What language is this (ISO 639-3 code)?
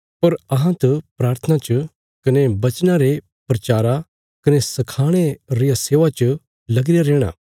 kfs